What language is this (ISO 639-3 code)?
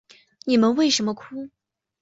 zho